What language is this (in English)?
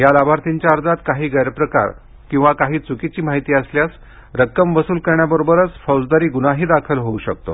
Marathi